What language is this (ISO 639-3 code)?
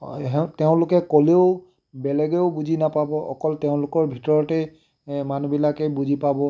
asm